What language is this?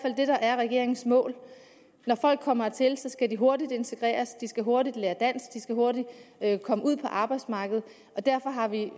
Danish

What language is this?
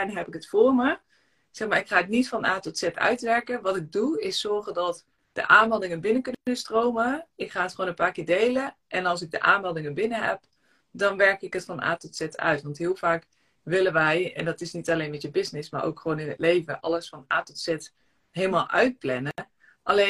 Dutch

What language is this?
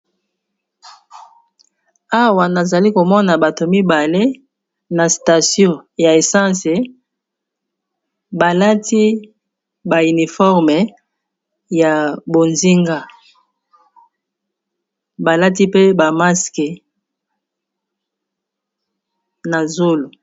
Lingala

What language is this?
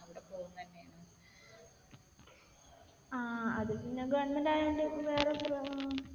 Malayalam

